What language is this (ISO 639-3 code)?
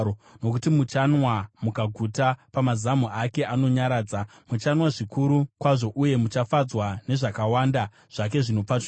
sna